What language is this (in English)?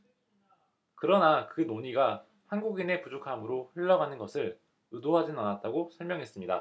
Korean